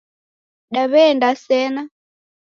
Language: Taita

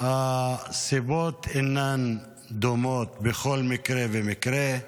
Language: Hebrew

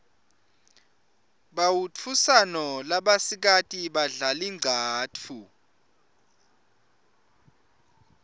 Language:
Swati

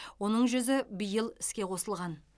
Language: Kazakh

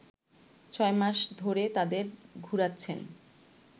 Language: Bangla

